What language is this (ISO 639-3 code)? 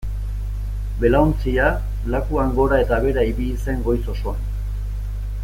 eus